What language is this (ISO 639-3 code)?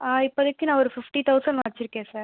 tam